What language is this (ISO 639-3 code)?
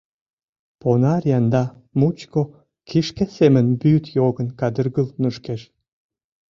chm